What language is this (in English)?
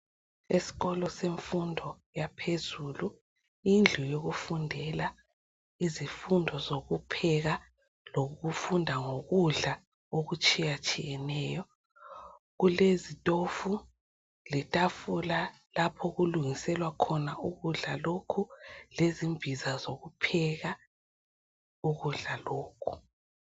North Ndebele